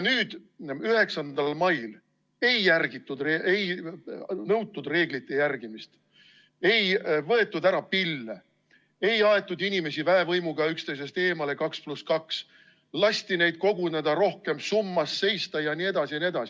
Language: Estonian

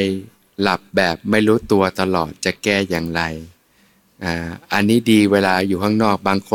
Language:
Thai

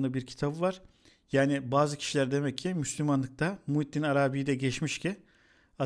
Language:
Turkish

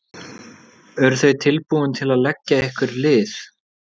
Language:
Icelandic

